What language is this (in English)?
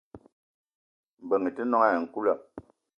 Eton (Cameroon)